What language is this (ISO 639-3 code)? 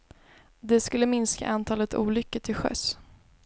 swe